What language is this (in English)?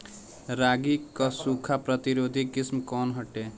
Bhojpuri